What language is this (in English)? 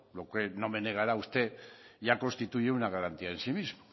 Spanish